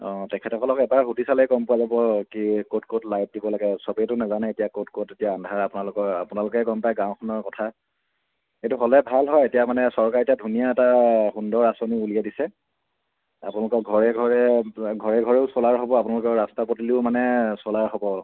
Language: Assamese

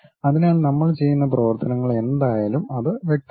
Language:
Malayalam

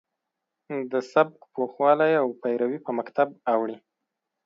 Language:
Pashto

